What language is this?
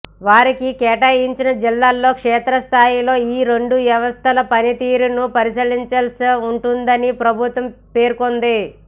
Telugu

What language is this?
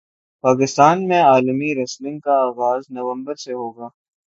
Urdu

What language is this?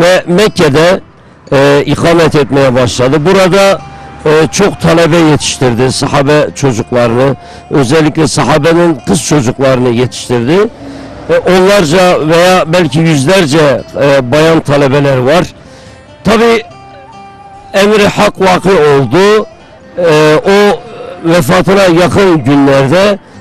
Turkish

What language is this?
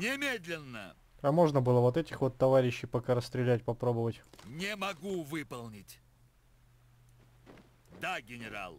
Russian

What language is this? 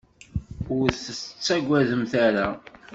Kabyle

